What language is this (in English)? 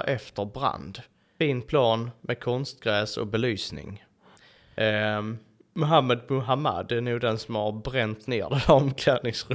Swedish